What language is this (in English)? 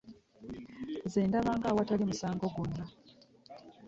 Ganda